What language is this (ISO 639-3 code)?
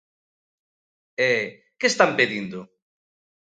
glg